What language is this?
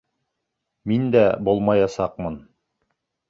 Bashkir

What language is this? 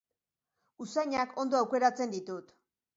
Basque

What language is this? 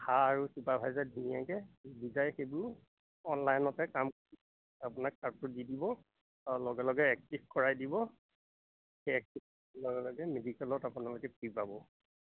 Assamese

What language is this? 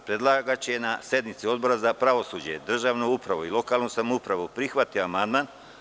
Serbian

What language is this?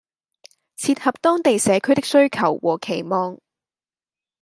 Cantonese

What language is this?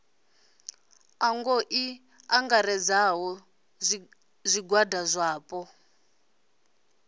Venda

